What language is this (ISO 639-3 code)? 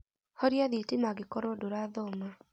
kik